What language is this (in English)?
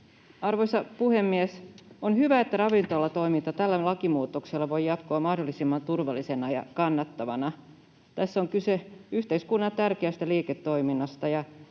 Finnish